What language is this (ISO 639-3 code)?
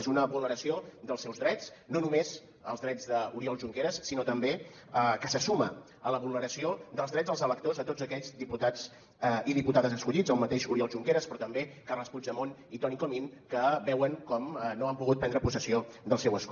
cat